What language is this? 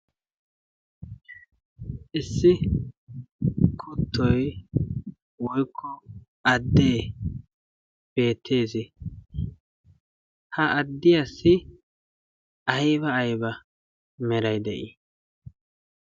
Wolaytta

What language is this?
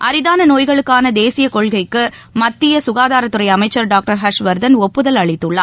Tamil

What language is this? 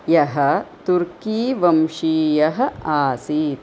Sanskrit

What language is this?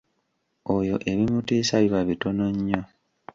Ganda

